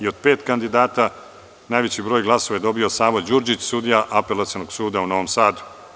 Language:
Serbian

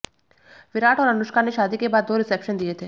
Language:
Hindi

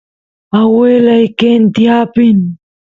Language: Santiago del Estero Quichua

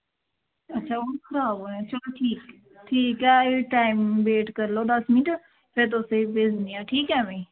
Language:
Dogri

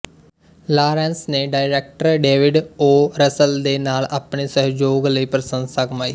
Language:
Punjabi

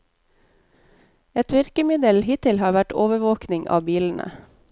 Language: Norwegian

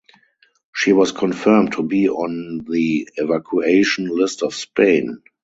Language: English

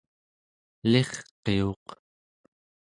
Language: Central Yupik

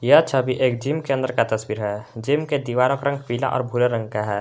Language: Hindi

